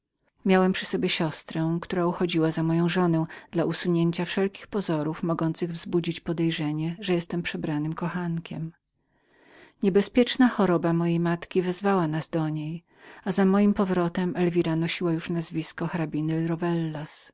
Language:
Polish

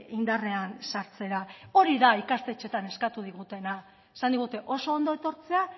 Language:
Basque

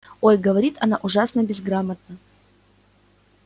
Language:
Russian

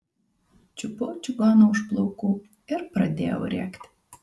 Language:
Lithuanian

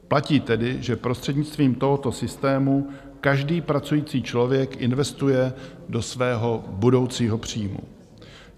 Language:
Czech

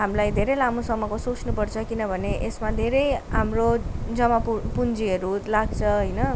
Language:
Nepali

